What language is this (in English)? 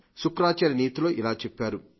Telugu